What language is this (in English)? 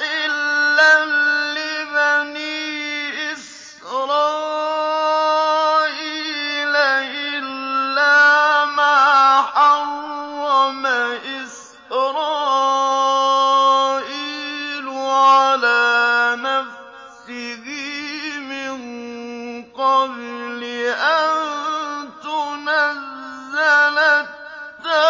Arabic